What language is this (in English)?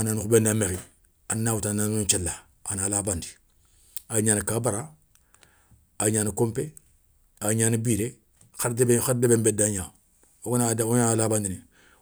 Soninke